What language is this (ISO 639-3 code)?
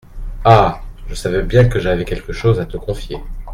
fra